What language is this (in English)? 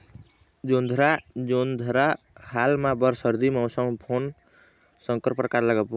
Chhattisgarhi